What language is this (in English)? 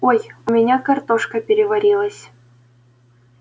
Russian